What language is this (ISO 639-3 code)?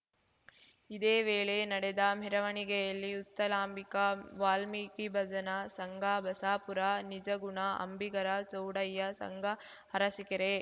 kan